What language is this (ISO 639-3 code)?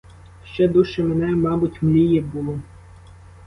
ukr